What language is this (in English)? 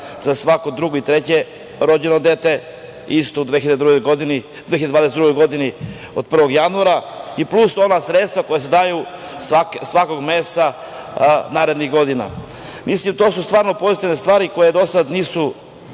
Serbian